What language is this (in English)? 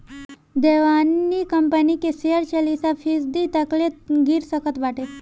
Bhojpuri